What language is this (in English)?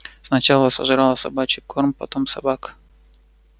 Russian